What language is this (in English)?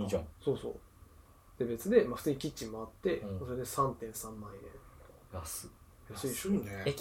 Japanese